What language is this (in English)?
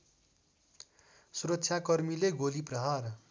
Nepali